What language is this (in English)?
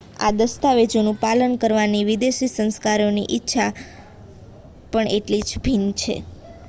Gujarati